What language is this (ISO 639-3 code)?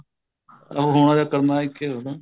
pan